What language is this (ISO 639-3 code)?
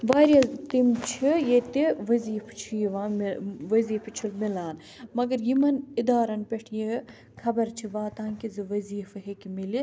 kas